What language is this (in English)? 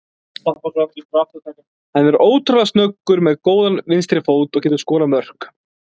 Icelandic